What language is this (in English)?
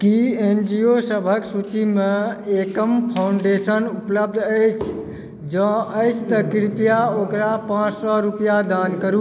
Maithili